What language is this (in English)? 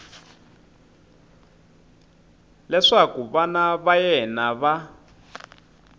Tsonga